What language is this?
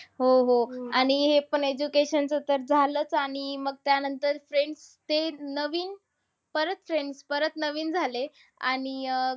Marathi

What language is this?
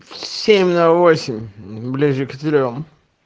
Russian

